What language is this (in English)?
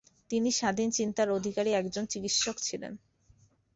Bangla